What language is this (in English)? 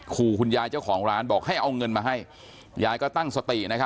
Thai